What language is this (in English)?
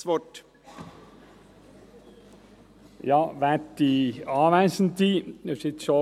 Swiss German